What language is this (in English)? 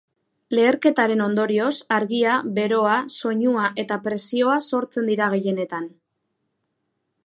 Basque